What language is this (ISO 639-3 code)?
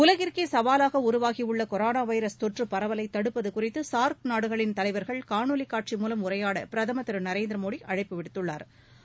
tam